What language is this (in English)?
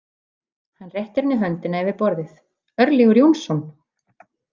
Icelandic